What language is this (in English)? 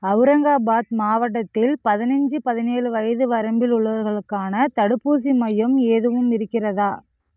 Tamil